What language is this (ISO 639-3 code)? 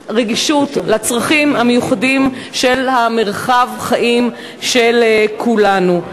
heb